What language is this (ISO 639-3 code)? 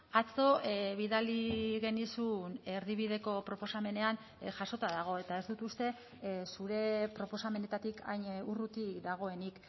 eus